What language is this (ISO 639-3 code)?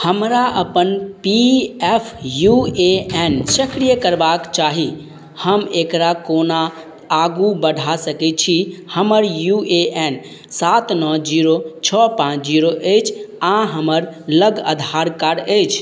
mai